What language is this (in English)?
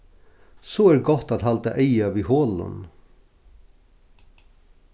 Faroese